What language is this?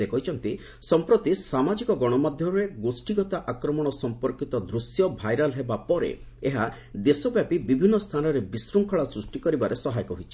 Odia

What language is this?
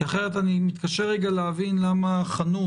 Hebrew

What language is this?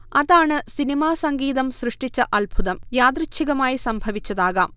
Malayalam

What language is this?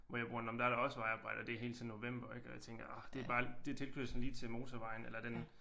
Danish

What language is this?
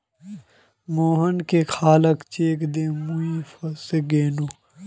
Magahi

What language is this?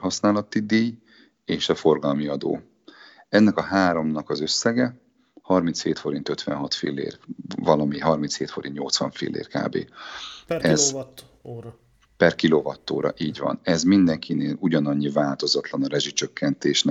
Hungarian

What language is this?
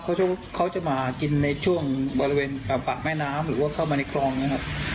Thai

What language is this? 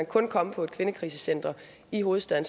Danish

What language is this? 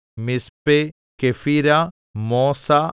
Malayalam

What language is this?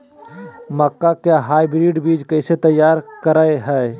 Magahi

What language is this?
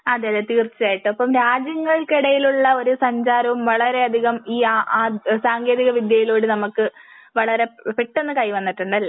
Malayalam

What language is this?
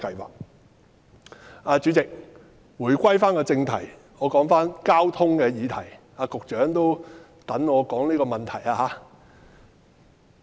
Cantonese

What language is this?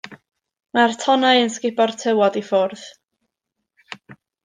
Welsh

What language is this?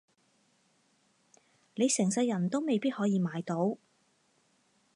Cantonese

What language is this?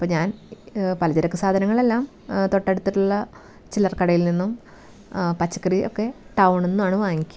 Malayalam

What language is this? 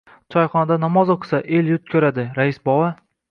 Uzbek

